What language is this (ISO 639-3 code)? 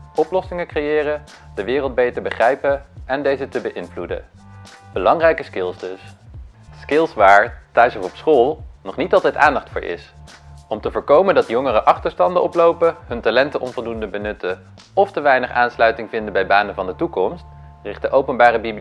nld